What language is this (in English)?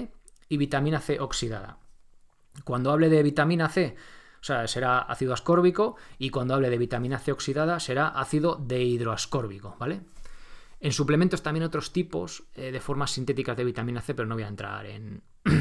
Spanish